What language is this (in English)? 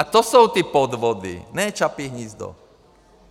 Czech